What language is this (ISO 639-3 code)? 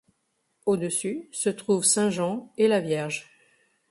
fra